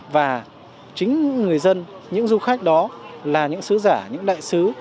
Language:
Vietnamese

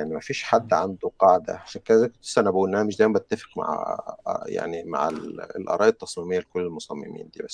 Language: Arabic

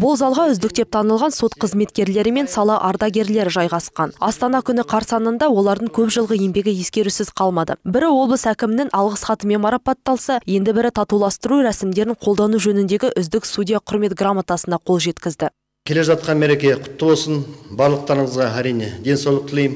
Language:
Russian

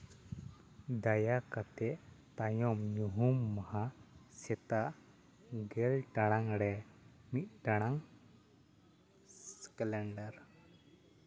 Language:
Santali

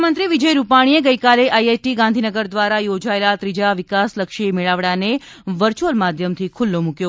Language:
Gujarati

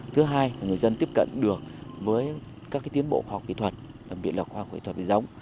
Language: Vietnamese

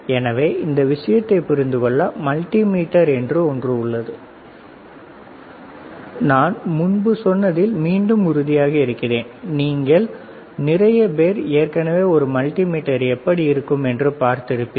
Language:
Tamil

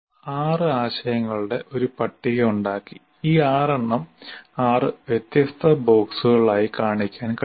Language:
Malayalam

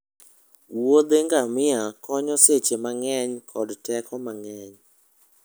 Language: Luo (Kenya and Tanzania)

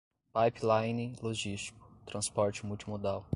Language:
Portuguese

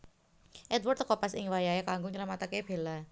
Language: Javanese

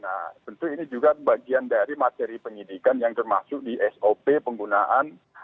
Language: Indonesian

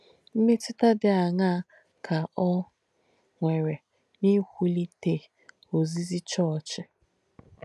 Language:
Igbo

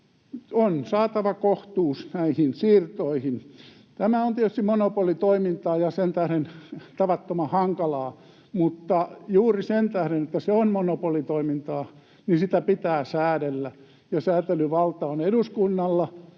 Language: Finnish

